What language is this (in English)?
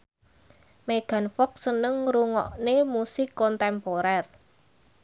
Javanese